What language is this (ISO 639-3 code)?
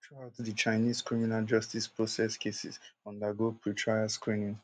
pcm